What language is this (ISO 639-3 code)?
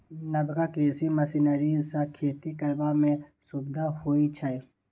mai